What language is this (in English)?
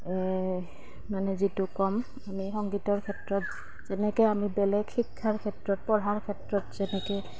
Assamese